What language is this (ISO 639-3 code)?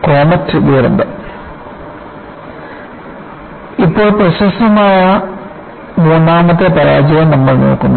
mal